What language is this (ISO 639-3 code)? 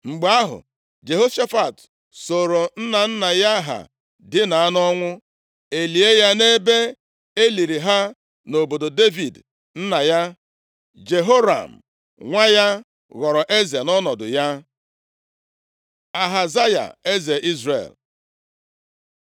ibo